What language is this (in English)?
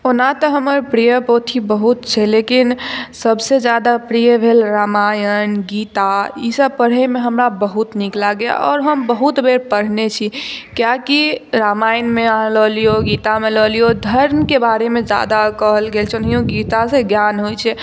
Maithili